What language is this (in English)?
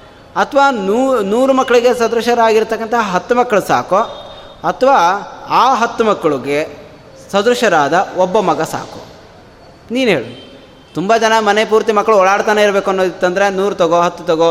Kannada